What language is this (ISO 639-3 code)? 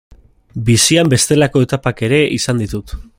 eus